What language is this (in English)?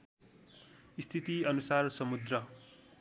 Nepali